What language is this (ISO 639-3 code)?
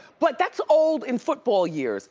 eng